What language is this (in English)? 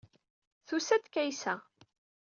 Kabyle